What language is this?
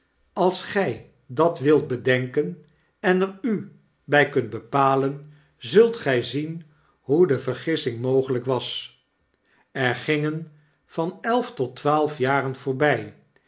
Dutch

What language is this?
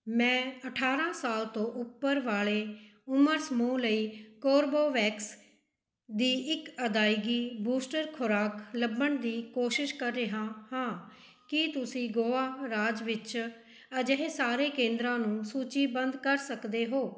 Punjabi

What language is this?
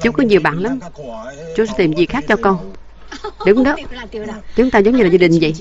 Vietnamese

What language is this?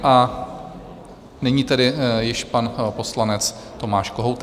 Czech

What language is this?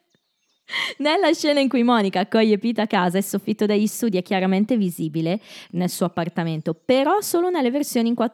Italian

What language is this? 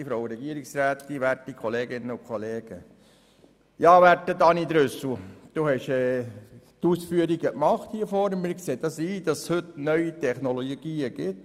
Swiss German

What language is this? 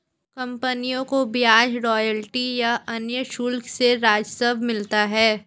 Hindi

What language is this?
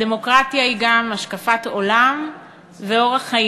Hebrew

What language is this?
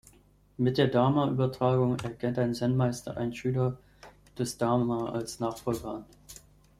German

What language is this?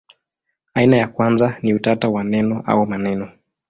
Swahili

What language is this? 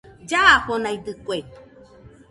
Nüpode Huitoto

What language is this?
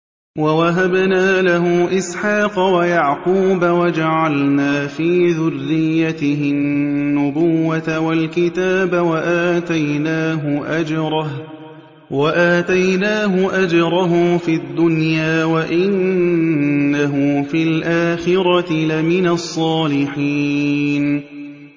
Arabic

